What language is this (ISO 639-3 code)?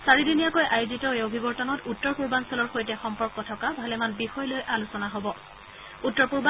asm